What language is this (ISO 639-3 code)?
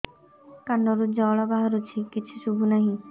ori